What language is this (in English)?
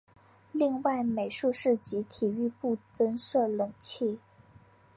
Chinese